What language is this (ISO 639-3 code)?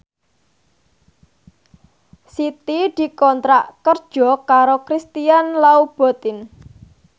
jav